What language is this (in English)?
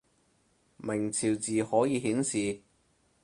Cantonese